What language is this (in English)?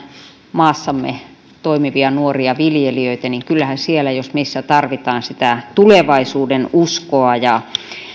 Finnish